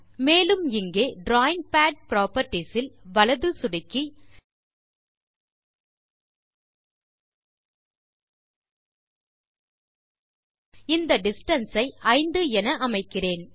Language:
Tamil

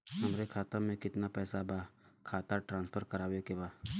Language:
Bhojpuri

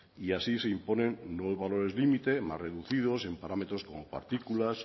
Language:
Spanish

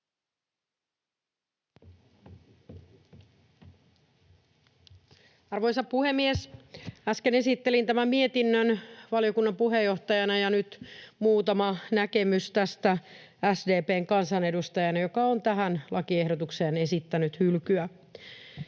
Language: Finnish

